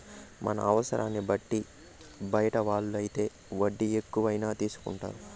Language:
Telugu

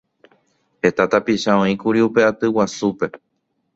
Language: Guarani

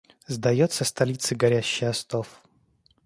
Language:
Russian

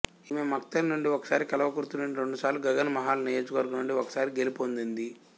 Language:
Telugu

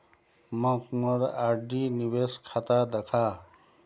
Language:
Magahi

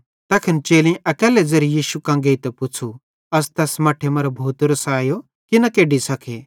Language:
Bhadrawahi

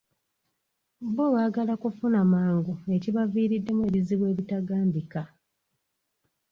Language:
Ganda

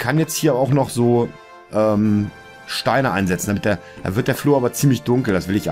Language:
German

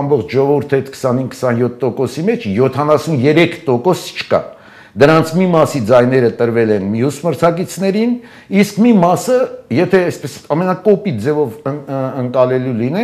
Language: Turkish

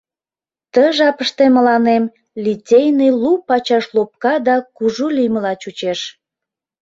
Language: Mari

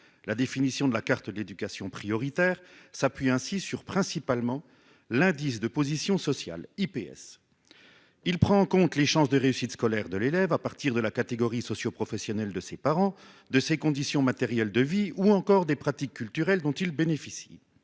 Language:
French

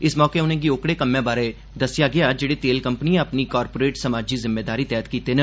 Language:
Dogri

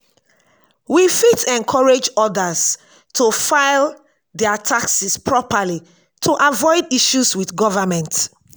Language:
Nigerian Pidgin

